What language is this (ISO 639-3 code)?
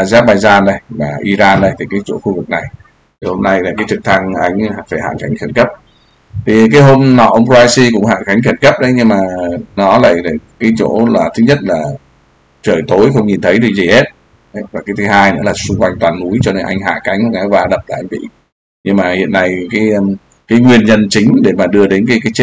vie